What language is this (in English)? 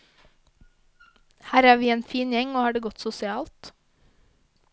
Norwegian